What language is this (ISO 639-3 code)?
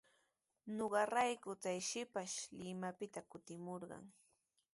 qws